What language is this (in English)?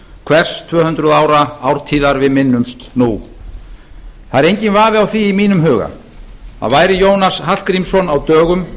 Icelandic